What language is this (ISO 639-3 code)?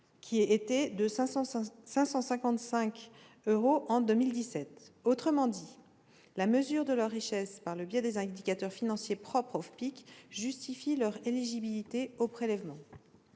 fra